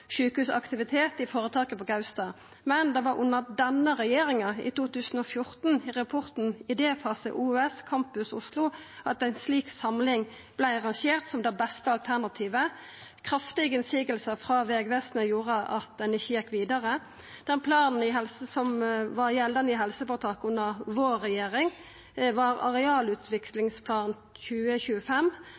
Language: Norwegian Nynorsk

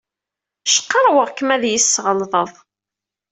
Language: Kabyle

